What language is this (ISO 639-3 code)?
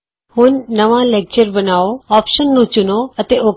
pan